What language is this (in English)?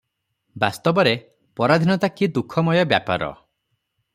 Odia